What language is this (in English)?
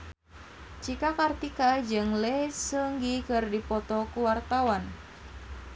Sundanese